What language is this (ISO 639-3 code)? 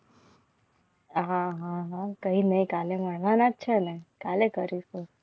guj